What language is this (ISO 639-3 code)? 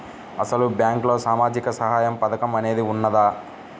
tel